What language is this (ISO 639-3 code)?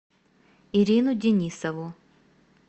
rus